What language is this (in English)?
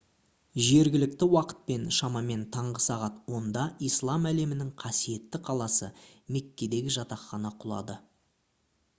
Kazakh